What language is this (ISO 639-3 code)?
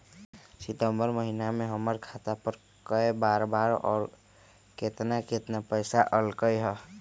mag